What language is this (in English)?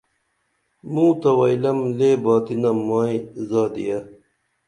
Dameli